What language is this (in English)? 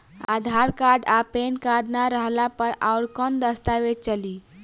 Bhojpuri